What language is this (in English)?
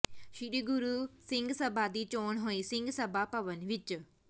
Punjabi